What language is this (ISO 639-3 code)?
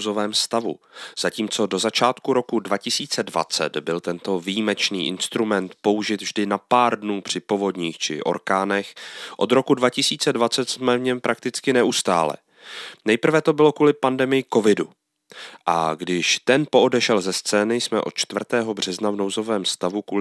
ces